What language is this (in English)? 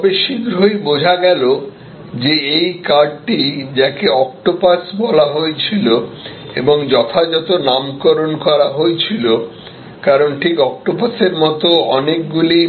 Bangla